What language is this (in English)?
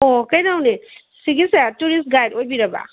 Manipuri